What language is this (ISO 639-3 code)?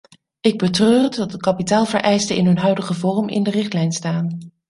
nld